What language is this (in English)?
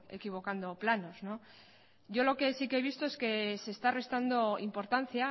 Spanish